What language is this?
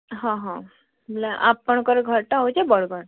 Odia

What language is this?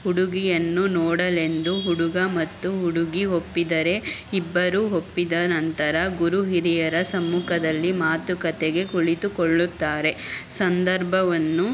Kannada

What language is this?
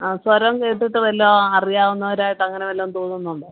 Malayalam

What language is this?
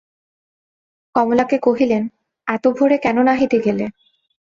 Bangla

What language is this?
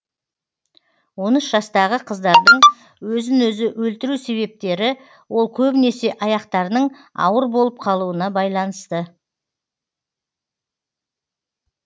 Kazakh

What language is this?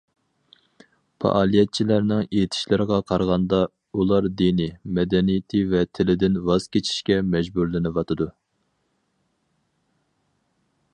Uyghur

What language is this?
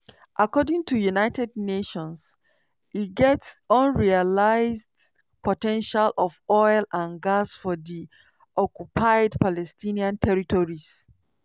Nigerian Pidgin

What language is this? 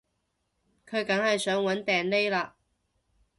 Cantonese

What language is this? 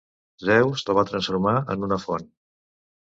Catalan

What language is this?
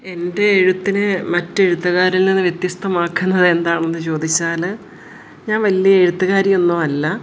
Malayalam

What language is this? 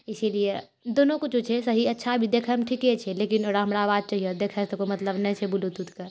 Maithili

